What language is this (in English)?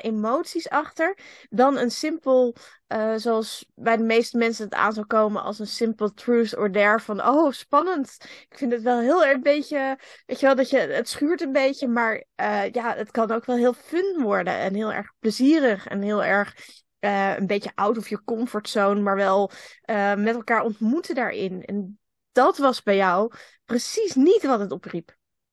Dutch